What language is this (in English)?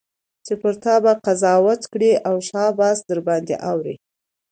Pashto